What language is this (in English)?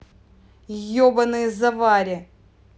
Russian